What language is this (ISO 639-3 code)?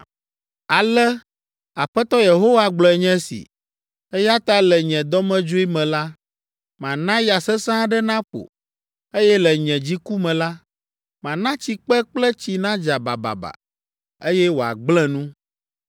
ewe